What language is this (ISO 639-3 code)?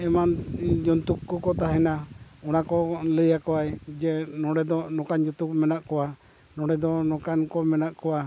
sat